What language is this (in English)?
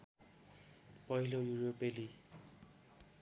Nepali